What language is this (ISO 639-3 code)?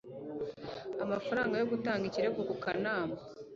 kin